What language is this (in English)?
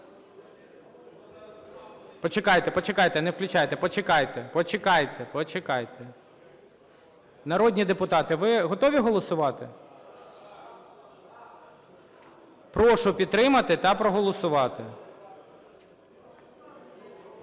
Ukrainian